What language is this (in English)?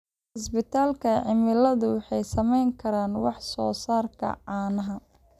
Somali